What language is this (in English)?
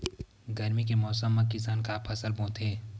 Chhattisgarhi